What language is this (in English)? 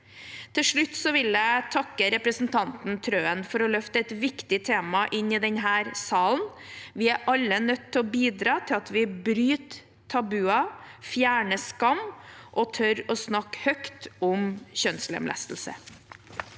Norwegian